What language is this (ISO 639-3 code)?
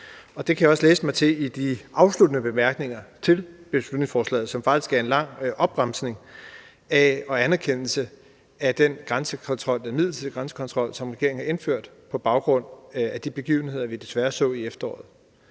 dan